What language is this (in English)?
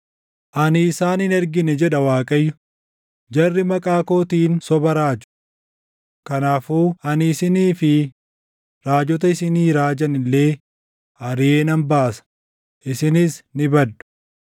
Oromo